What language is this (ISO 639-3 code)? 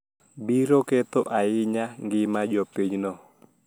luo